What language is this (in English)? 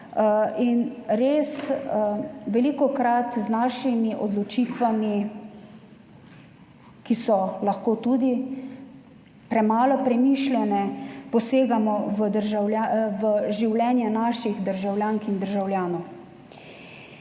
Slovenian